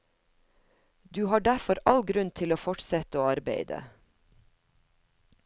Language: Norwegian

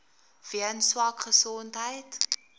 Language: Afrikaans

